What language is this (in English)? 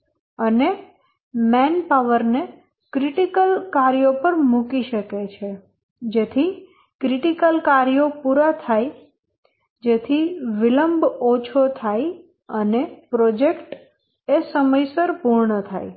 Gujarati